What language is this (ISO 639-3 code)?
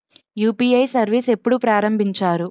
tel